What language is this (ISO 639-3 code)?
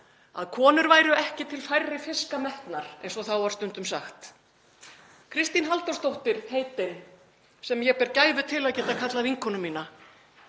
isl